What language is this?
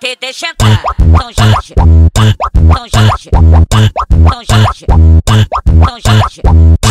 Thai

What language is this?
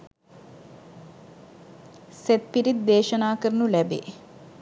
Sinhala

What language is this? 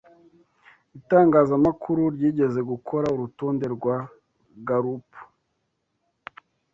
Kinyarwanda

